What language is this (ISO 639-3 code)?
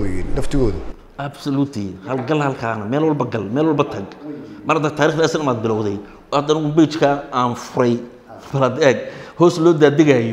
ara